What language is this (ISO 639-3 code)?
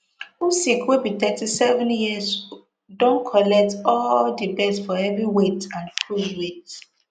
pcm